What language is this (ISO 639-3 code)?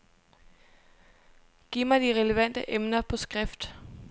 dan